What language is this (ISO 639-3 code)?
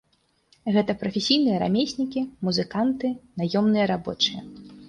bel